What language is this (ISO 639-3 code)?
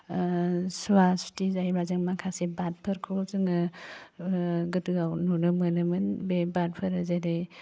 brx